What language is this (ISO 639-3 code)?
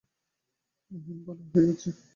ben